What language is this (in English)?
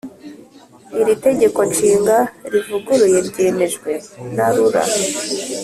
Kinyarwanda